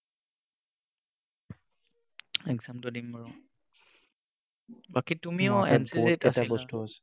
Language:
Assamese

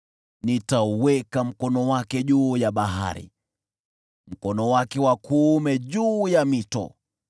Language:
Swahili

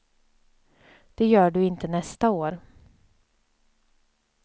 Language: Swedish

